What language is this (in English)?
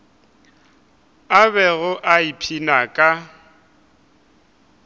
Northern Sotho